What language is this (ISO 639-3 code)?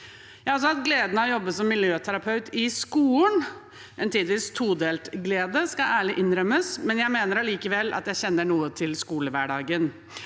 nor